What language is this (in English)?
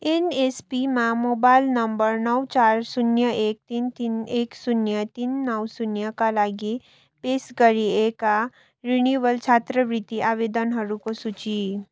Nepali